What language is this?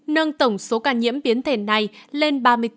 Vietnamese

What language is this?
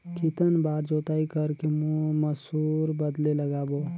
Chhattisgarhi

